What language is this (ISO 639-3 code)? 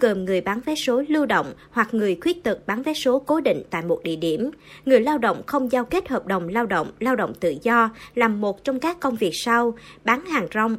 vie